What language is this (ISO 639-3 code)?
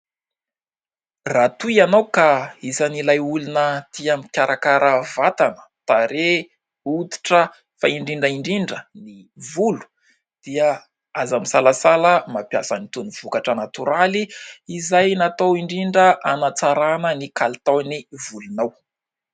mlg